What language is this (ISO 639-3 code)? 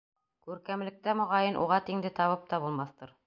bak